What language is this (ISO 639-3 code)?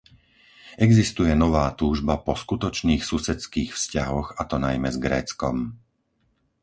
slk